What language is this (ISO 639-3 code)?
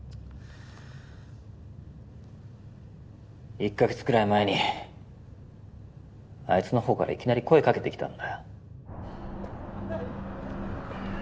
jpn